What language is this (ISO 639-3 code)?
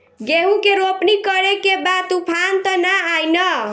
bho